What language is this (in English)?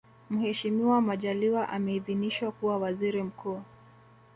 Swahili